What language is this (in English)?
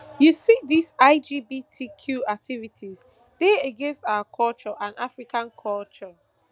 Nigerian Pidgin